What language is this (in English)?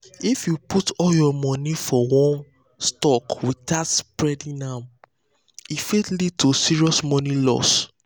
Nigerian Pidgin